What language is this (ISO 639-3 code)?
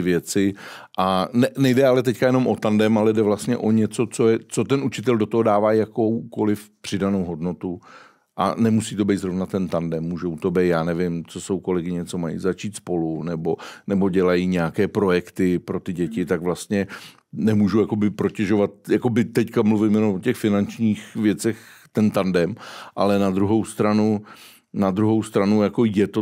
ces